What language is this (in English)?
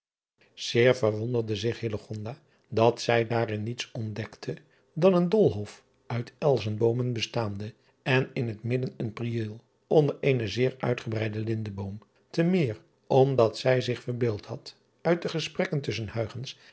Dutch